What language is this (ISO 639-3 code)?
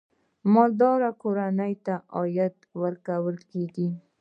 pus